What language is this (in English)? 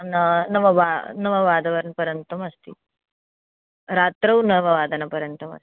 Sanskrit